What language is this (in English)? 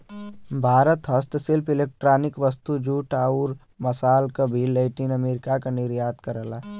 Bhojpuri